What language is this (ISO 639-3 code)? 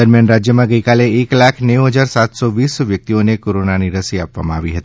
guj